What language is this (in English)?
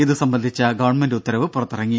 Malayalam